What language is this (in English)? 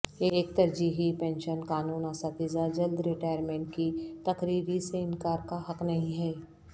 Urdu